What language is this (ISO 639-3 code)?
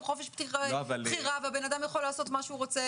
heb